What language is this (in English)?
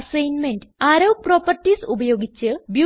Malayalam